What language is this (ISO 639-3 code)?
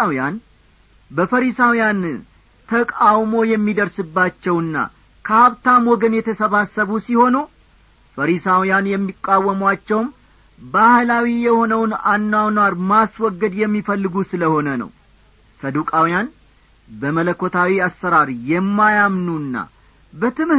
amh